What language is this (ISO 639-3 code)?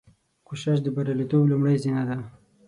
pus